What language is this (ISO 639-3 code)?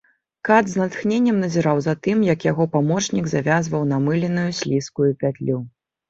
bel